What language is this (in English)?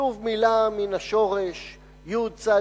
Hebrew